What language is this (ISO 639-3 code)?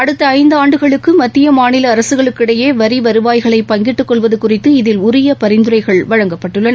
tam